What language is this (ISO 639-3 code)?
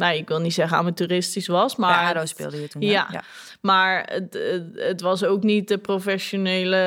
nld